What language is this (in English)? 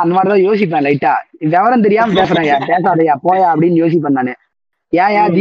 Tamil